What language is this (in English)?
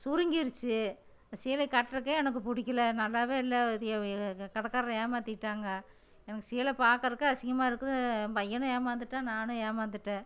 Tamil